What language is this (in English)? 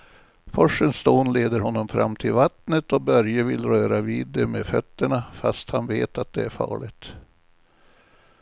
Swedish